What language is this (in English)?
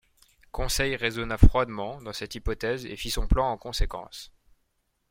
French